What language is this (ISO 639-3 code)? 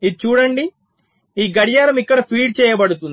tel